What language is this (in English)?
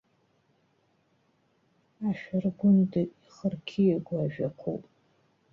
Abkhazian